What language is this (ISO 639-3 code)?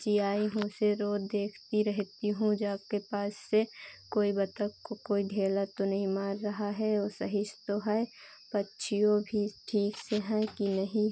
hin